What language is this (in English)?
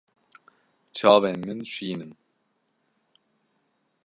Kurdish